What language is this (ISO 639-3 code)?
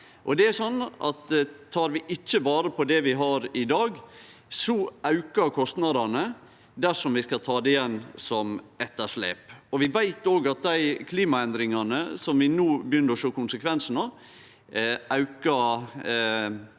nor